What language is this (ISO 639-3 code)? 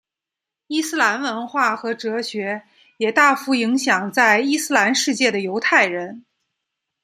zho